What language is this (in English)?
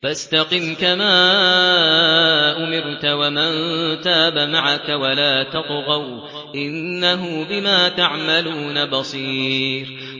Arabic